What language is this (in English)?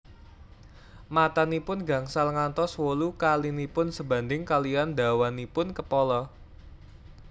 Javanese